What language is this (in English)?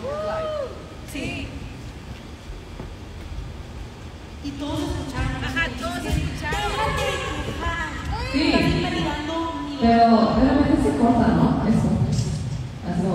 Spanish